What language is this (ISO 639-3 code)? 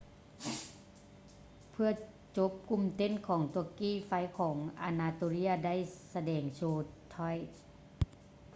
lao